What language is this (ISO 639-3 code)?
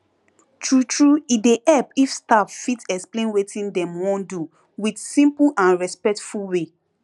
pcm